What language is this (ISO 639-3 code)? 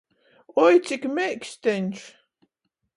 ltg